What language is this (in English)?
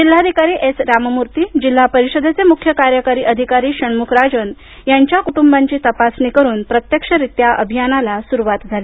Marathi